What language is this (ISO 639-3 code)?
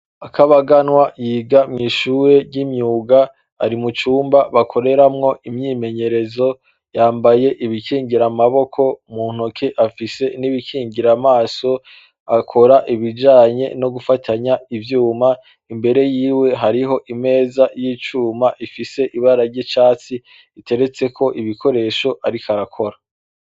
run